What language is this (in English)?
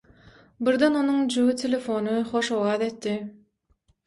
Turkmen